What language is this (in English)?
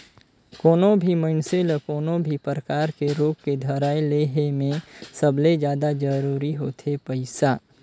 Chhattisgarhi